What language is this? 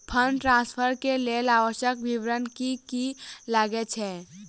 Maithili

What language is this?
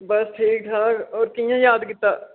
Dogri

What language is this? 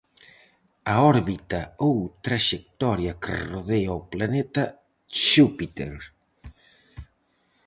Galician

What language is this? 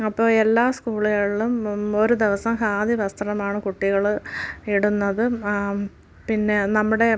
Malayalam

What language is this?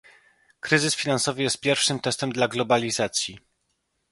Polish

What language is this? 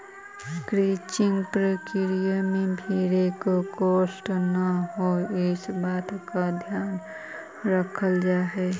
Magahi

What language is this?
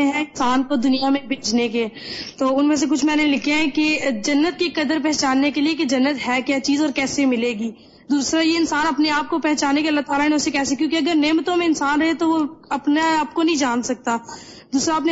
Urdu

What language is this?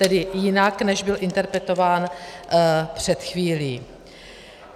Czech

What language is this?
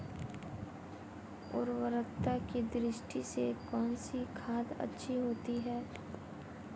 Hindi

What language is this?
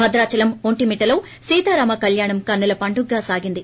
Telugu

